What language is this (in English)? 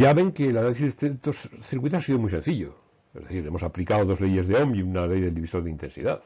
Spanish